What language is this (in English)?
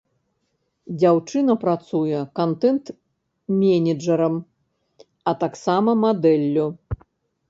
Belarusian